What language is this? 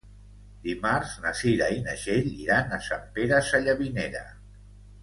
Catalan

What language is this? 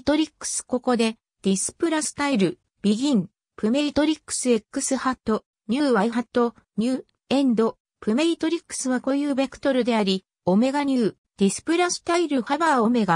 Japanese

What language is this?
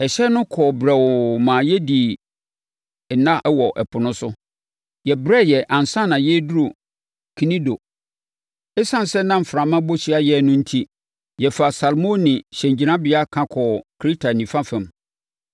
Akan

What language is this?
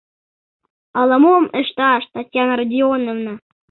Mari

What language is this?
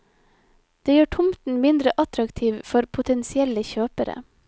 Norwegian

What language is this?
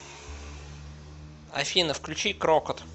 Russian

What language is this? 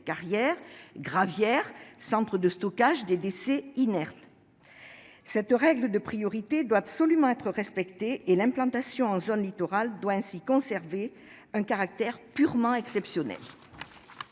French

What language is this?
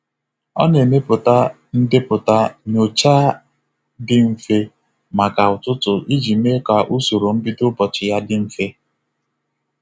Igbo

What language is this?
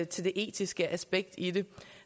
Danish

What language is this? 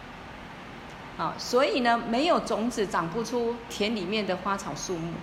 Chinese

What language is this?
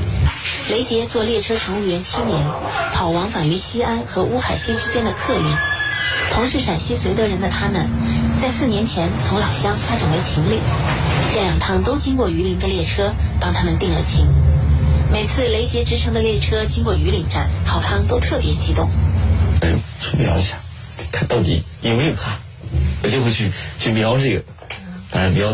Chinese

